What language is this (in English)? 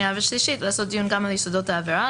Hebrew